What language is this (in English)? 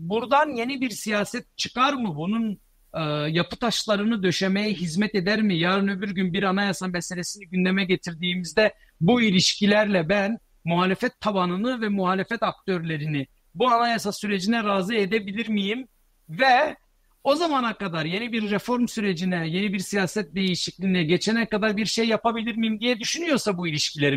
Turkish